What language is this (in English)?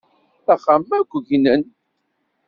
Kabyle